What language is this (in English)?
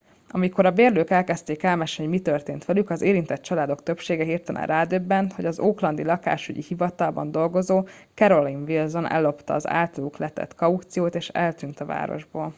Hungarian